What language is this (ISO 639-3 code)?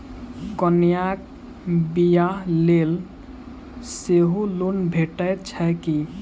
mai